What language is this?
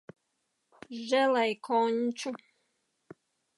Latvian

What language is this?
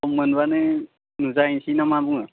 Bodo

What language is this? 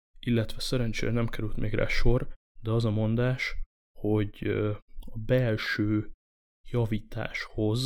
Hungarian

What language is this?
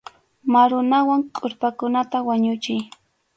Arequipa-La Unión Quechua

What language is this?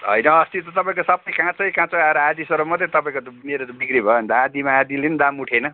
Nepali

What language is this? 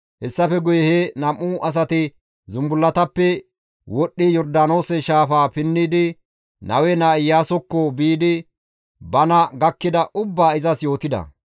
Gamo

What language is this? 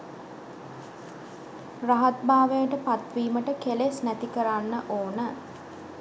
Sinhala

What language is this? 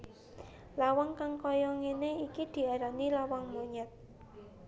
Javanese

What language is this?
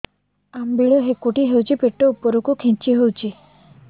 Odia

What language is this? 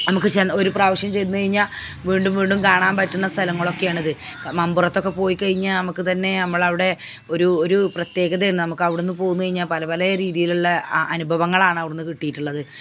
Malayalam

